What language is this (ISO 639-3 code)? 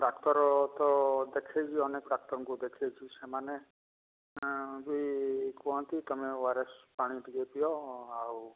ori